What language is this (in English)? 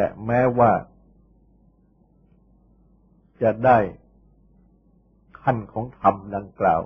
Thai